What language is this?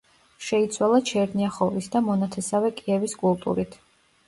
Georgian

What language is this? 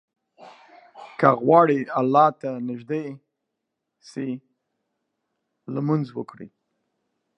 Pashto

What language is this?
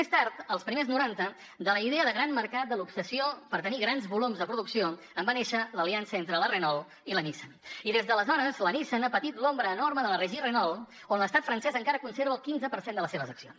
Catalan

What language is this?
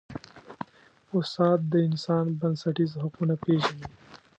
Pashto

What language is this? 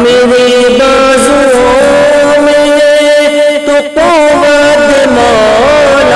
Urdu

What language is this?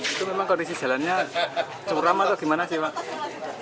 Indonesian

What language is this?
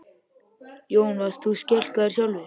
Icelandic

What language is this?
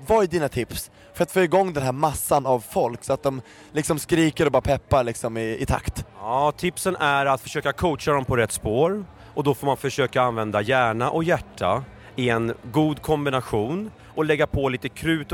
Swedish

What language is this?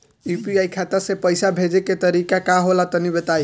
Bhojpuri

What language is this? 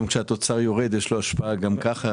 Hebrew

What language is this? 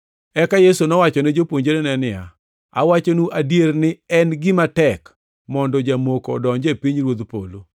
Luo (Kenya and Tanzania)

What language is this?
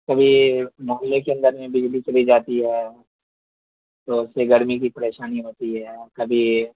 Urdu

